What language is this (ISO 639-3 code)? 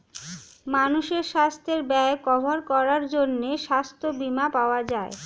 ben